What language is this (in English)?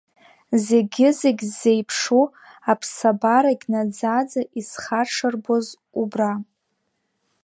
Abkhazian